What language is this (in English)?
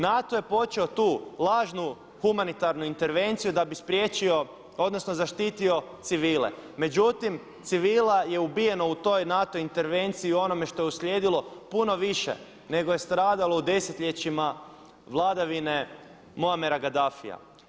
Croatian